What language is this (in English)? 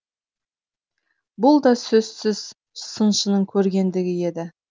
Kazakh